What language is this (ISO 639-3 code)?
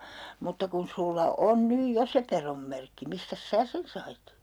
fin